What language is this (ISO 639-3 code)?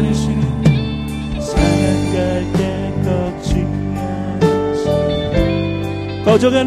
kor